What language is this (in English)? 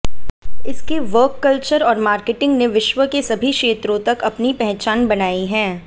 Hindi